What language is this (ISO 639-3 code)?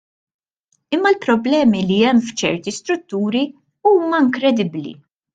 mlt